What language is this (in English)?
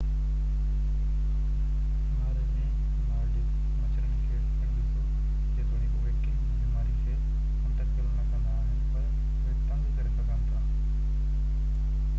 Sindhi